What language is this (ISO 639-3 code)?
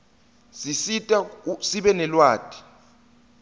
ssw